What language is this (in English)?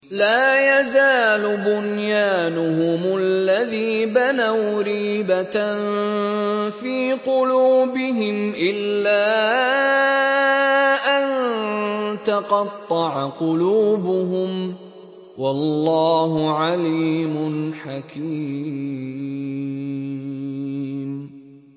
Arabic